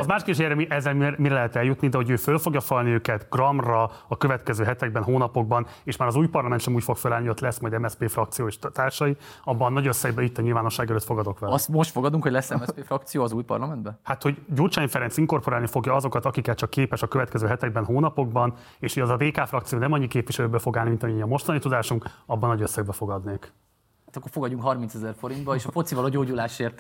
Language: Hungarian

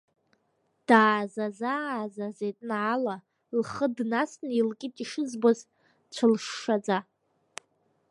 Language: Abkhazian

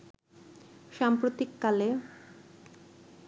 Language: Bangla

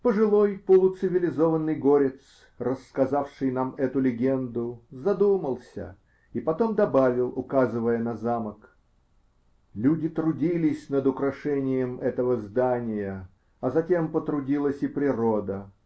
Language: Russian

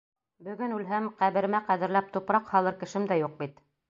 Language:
Bashkir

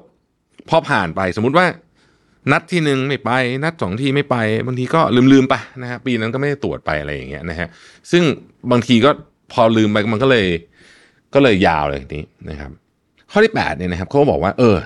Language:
Thai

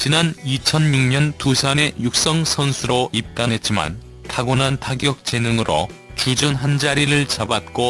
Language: Korean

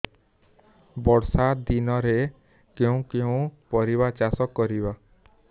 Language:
Odia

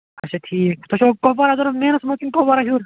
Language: Kashmiri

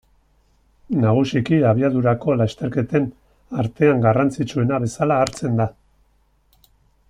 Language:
Basque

